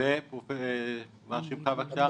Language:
Hebrew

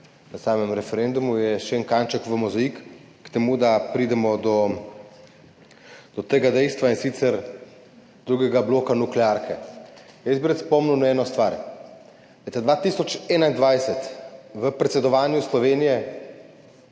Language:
Slovenian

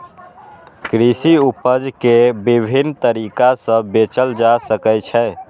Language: Maithili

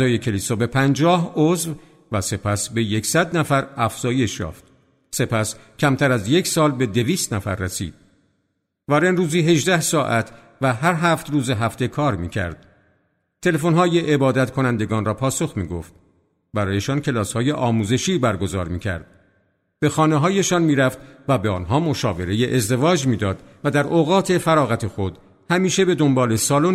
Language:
Persian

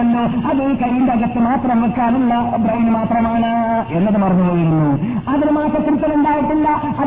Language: Malayalam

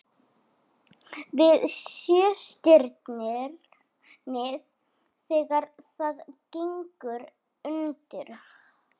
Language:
Icelandic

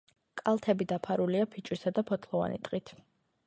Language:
Georgian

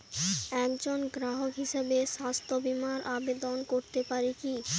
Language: Bangla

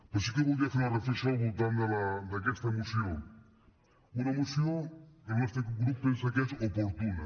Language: Catalan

